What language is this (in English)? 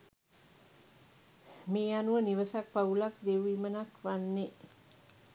Sinhala